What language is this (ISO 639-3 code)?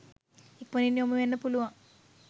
sin